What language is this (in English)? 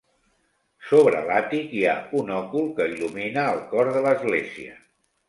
Catalan